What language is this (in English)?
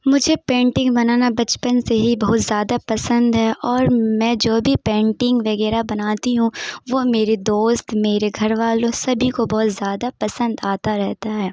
Urdu